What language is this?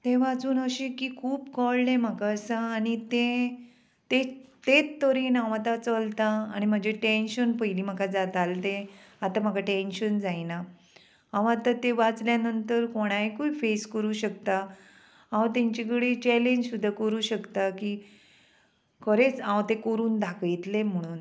Konkani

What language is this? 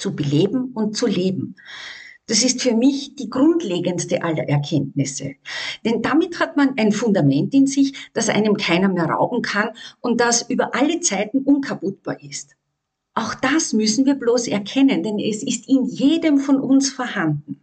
German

